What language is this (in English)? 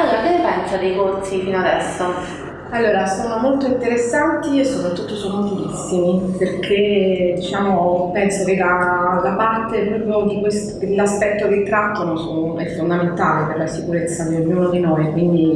Italian